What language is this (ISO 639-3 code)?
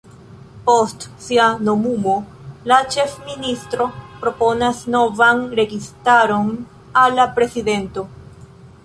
epo